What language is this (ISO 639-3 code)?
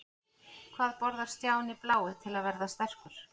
isl